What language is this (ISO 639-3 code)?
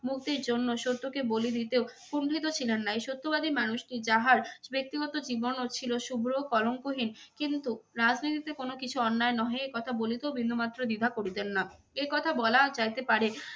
ben